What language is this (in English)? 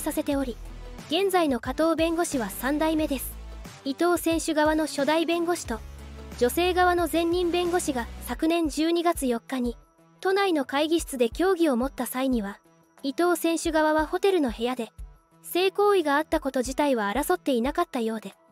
Japanese